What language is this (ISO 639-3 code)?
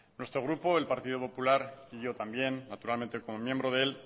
spa